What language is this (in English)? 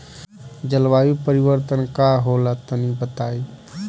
Bhojpuri